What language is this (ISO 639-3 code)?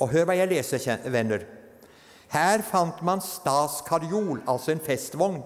nor